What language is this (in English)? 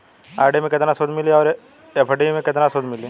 Bhojpuri